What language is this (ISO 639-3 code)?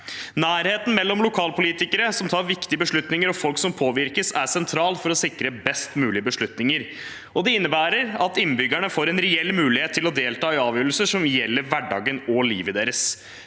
nor